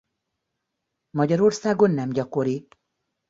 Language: Hungarian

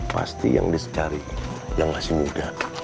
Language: Indonesian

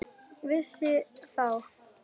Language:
Icelandic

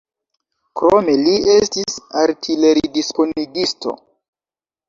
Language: Esperanto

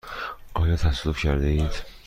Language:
Persian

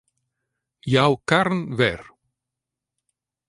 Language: Western Frisian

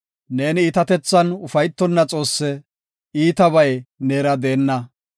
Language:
Gofa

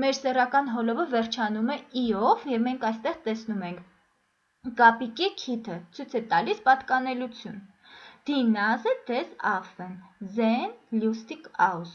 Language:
Armenian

